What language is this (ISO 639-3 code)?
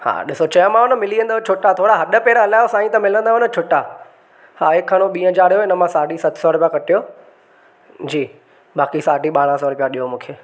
snd